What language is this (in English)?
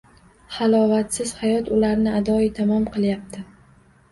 Uzbek